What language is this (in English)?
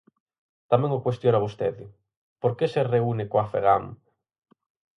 Galician